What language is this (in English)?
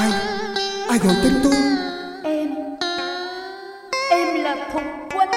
Vietnamese